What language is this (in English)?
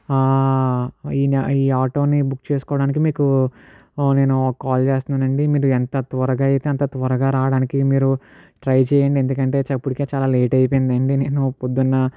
Telugu